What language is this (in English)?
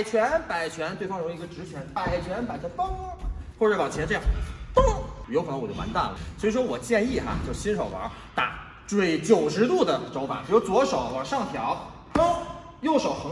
Chinese